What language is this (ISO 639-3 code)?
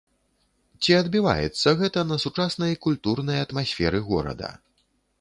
bel